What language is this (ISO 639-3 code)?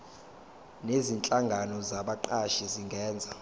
zul